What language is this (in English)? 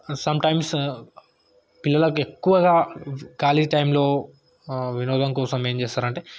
Telugu